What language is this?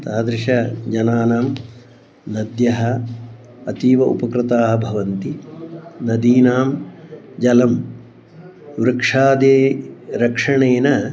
Sanskrit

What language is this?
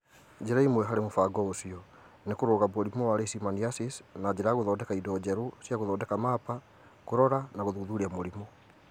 Kikuyu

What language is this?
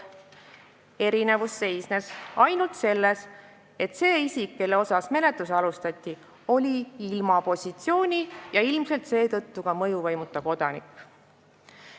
Estonian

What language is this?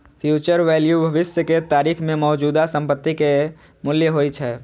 Maithili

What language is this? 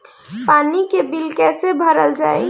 Bhojpuri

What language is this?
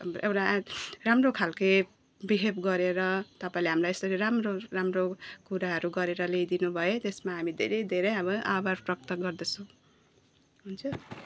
Nepali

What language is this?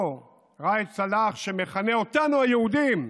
Hebrew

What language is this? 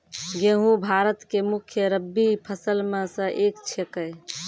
Maithili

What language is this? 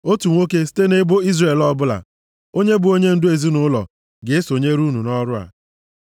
Igbo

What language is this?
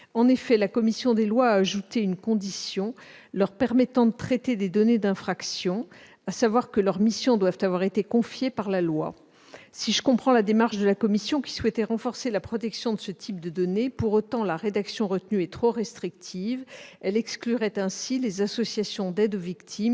French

